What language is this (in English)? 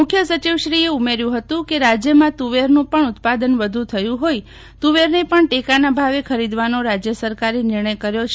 Gujarati